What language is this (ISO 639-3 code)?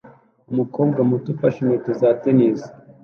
kin